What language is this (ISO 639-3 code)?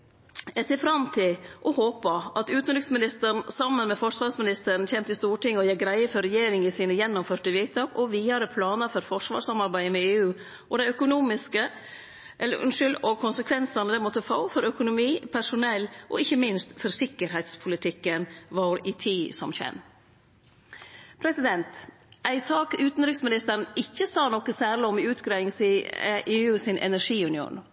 nno